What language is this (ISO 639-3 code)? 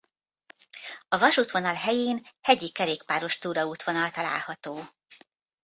hun